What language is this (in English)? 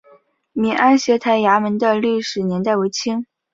Chinese